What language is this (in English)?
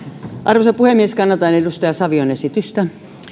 Finnish